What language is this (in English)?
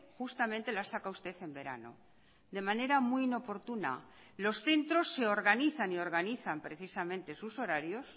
Spanish